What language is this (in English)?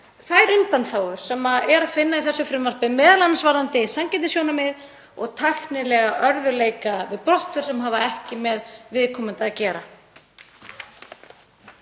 Icelandic